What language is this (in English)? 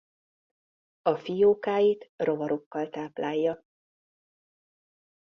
Hungarian